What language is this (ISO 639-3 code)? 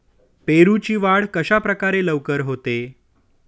mar